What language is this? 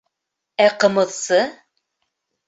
Bashkir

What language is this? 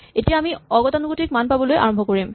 Assamese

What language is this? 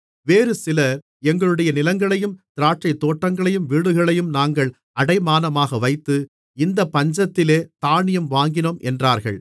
Tamil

